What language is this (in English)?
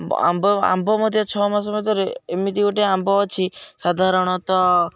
Odia